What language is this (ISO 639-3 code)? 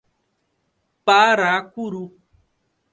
por